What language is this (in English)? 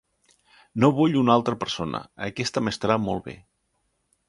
Catalan